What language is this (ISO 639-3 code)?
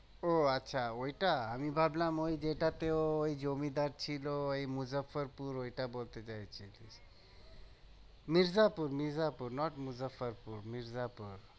ben